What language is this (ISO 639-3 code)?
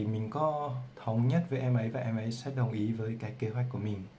vie